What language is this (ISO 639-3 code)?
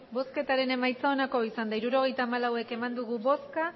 eus